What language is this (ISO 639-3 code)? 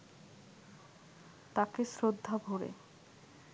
ben